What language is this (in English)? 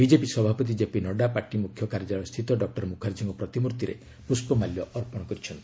Odia